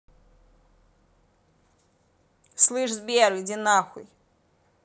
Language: Russian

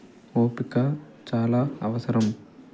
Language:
Telugu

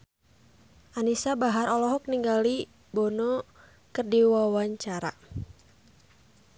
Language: Sundanese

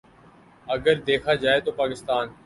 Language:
Urdu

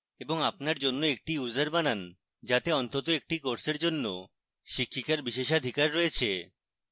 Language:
Bangla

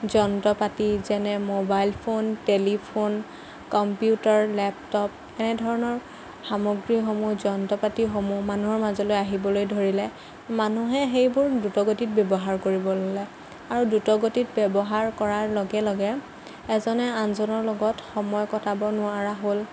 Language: Assamese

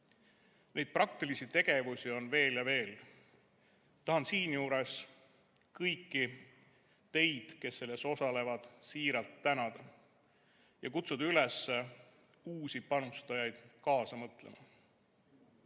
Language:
Estonian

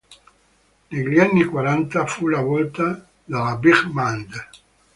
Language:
Italian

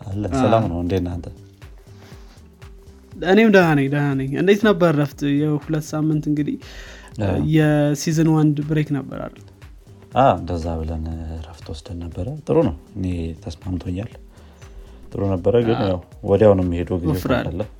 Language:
Amharic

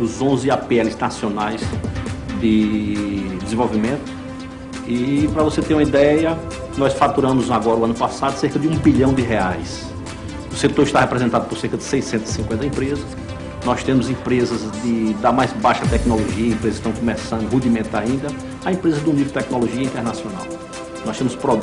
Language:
Portuguese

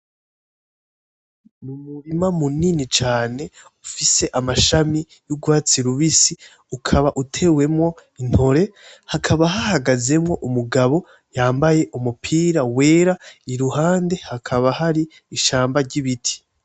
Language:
Rundi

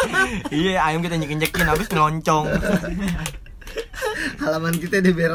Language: Indonesian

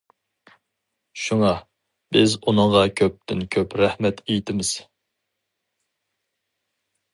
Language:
Uyghur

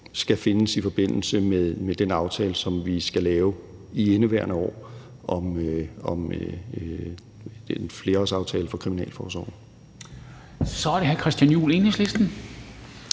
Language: Danish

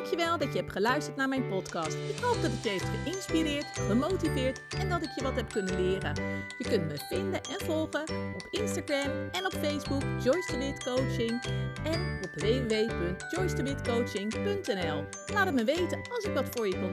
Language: Dutch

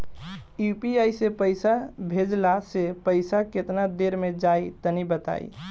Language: Bhojpuri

